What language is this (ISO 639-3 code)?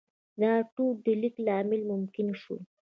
pus